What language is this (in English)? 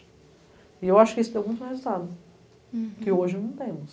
Portuguese